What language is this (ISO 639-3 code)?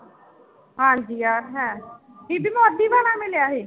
pan